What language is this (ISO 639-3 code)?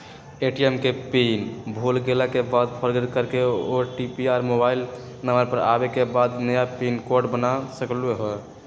mag